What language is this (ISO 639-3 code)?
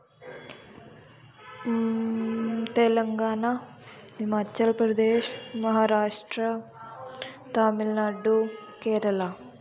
doi